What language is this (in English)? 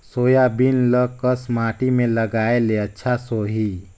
Chhattisgarhi